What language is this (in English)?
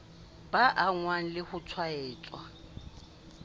Southern Sotho